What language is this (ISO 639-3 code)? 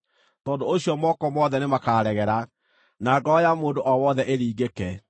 kik